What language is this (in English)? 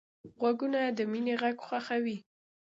Pashto